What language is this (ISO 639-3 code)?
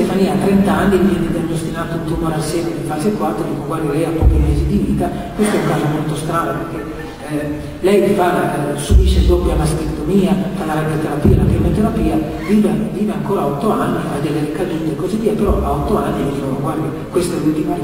ita